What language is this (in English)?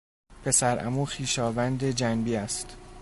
Persian